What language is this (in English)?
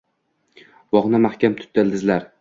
Uzbek